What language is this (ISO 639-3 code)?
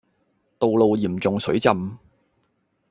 yue